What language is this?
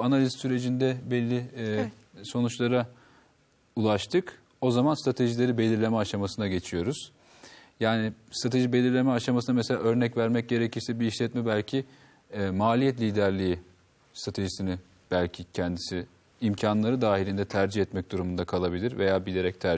Turkish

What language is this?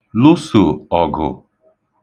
Igbo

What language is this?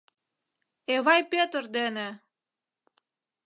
Mari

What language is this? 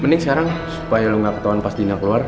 Indonesian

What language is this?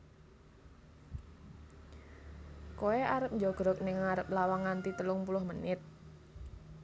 Javanese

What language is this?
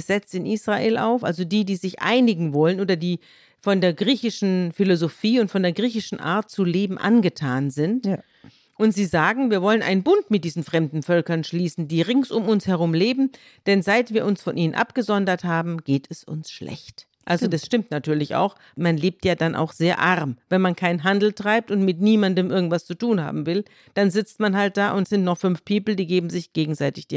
German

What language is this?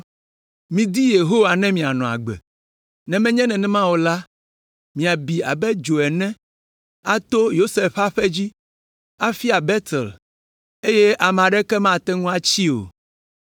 Ewe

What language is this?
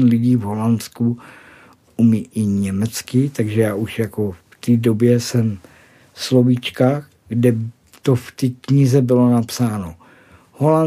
Czech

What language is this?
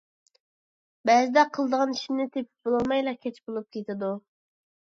Uyghur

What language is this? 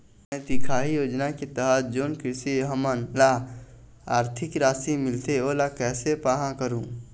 Chhattisgarhi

